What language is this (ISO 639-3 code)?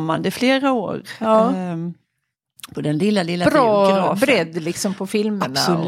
swe